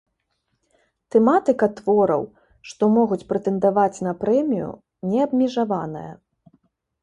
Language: Belarusian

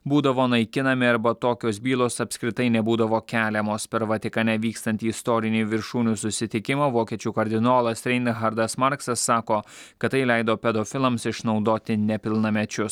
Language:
Lithuanian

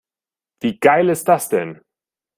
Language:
German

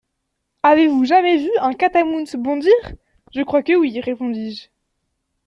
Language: French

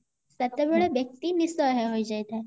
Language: Odia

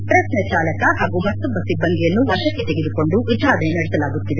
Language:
Kannada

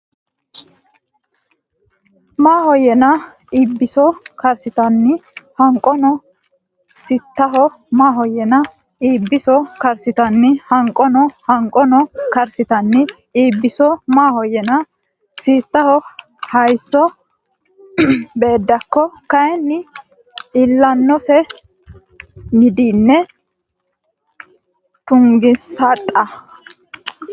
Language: Sidamo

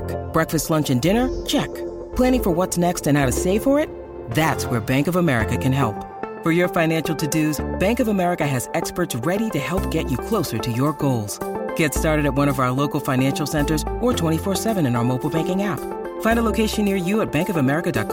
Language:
Spanish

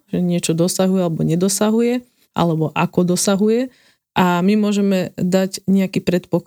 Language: Slovak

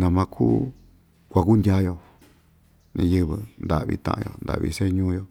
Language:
Ixtayutla Mixtec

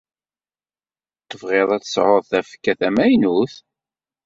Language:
Kabyle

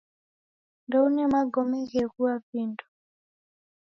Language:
Taita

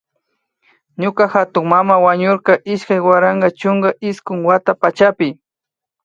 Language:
Imbabura Highland Quichua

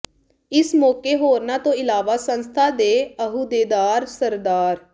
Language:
Punjabi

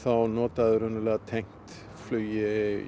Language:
Icelandic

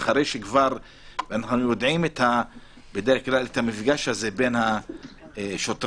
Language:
Hebrew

